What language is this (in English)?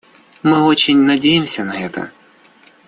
Russian